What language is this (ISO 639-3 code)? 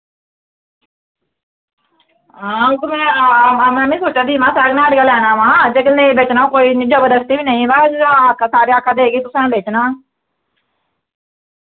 doi